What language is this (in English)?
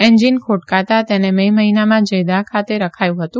Gujarati